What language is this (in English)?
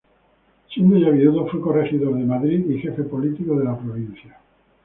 Spanish